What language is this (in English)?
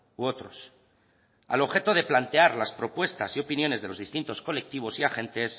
Spanish